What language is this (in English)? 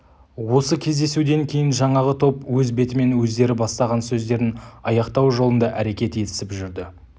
Kazakh